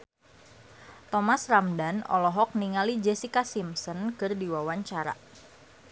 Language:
Sundanese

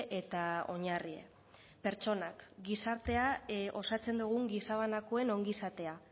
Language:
Basque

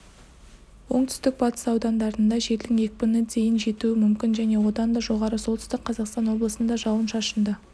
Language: Kazakh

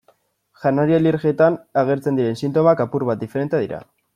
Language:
Basque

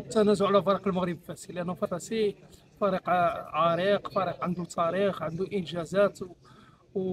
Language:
Arabic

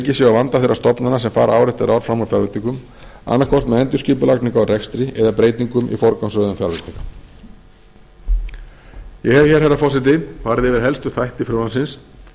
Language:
Icelandic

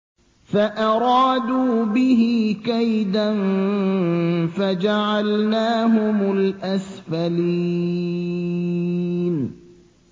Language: Arabic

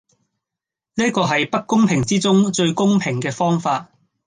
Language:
Cantonese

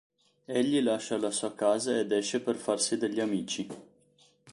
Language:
Italian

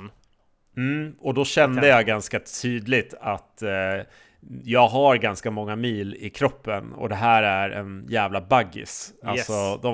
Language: Swedish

